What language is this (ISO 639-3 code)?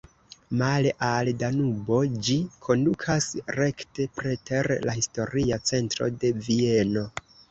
epo